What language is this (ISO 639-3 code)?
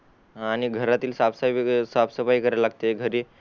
mar